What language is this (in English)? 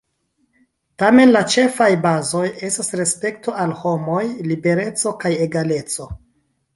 Esperanto